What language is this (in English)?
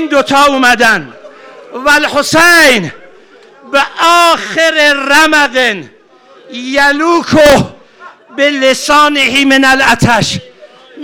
Persian